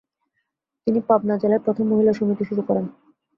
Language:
Bangla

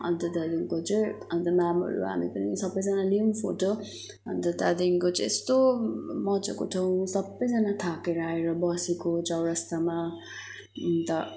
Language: Nepali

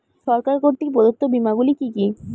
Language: Bangla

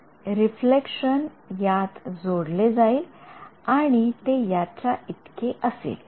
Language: Marathi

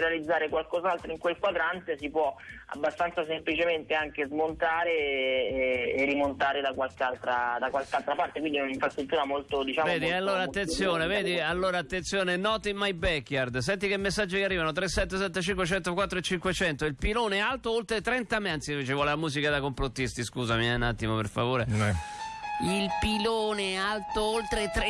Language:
Italian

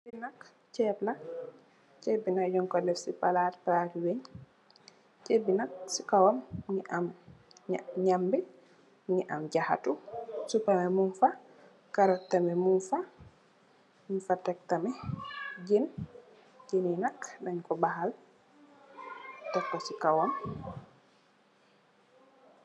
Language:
Wolof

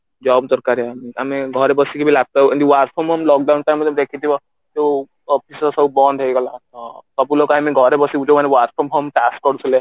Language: Odia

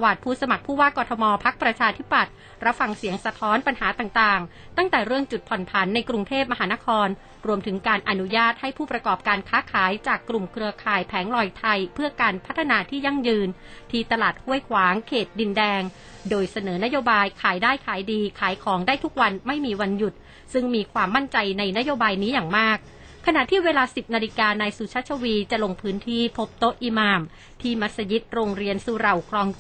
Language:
Thai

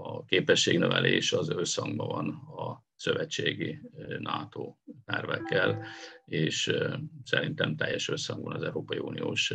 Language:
Hungarian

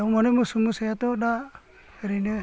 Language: Bodo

